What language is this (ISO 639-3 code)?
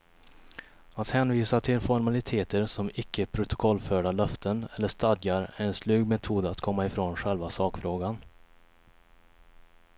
swe